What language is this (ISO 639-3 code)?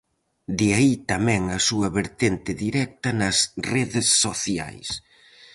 glg